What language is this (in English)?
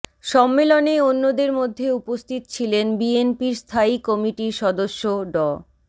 Bangla